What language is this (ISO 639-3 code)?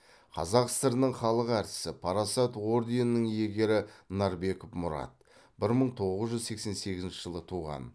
kaz